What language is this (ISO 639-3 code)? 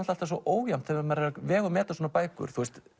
isl